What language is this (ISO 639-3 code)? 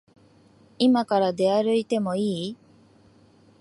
jpn